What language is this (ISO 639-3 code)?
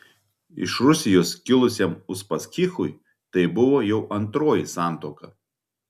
lit